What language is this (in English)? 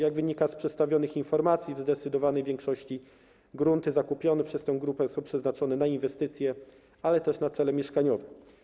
Polish